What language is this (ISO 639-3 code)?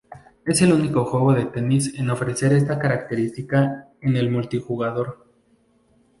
spa